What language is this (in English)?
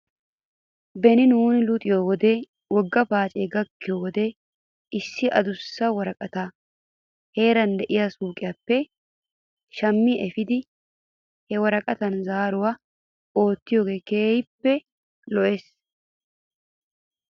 Wolaytta